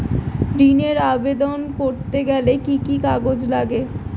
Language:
Bangla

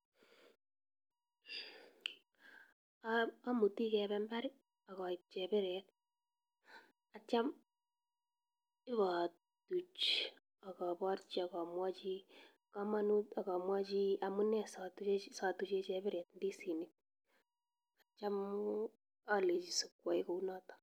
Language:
Kalenjin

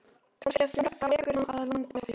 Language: Icelandic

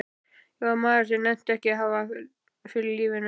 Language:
Icelandic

